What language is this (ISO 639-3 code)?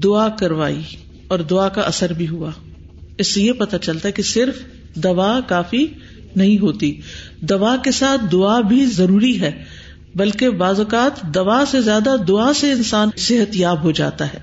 urd